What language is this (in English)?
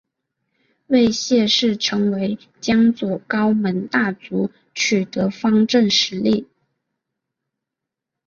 Chinese